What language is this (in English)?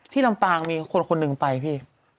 Thai